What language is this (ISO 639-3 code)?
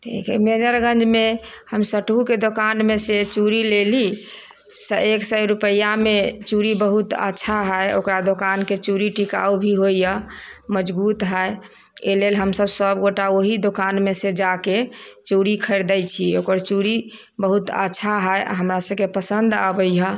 mai